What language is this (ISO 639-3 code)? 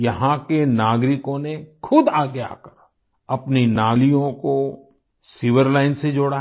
hin